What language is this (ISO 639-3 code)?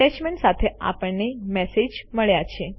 guj